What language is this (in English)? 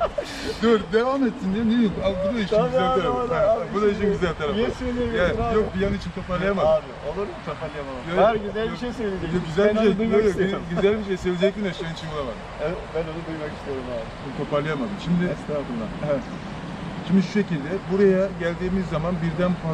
Turkish